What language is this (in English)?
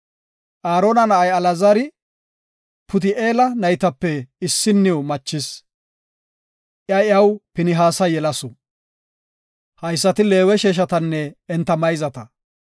Gofa